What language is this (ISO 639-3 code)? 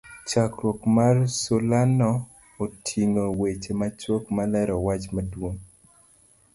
luo